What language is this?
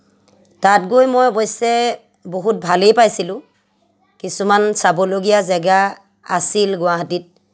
Assamese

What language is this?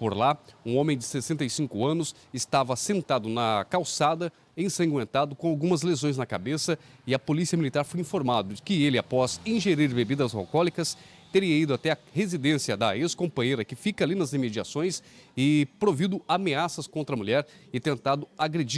Portuguese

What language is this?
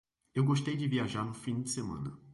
Portuguese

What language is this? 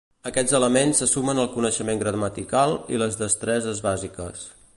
Catalan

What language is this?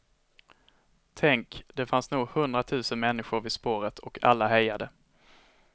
Swedish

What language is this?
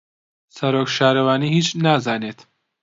Central Kurdish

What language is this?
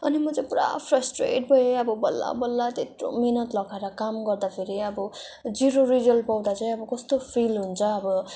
Nepali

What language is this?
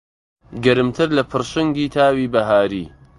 Central Kurdish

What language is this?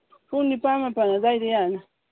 Manipuri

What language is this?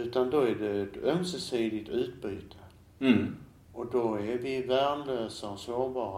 Swedish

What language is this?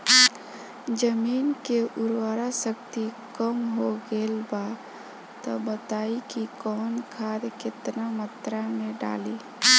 Bhojpuri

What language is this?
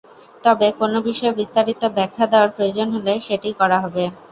Bangla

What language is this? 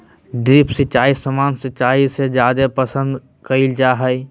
Magahi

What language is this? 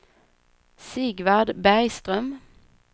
Swedish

